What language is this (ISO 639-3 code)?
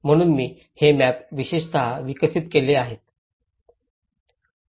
mar